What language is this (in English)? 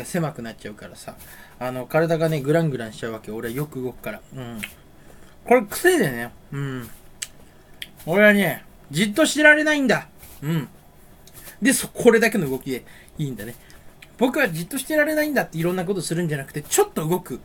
Japanese